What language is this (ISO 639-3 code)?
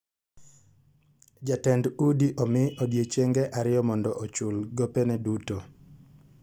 luo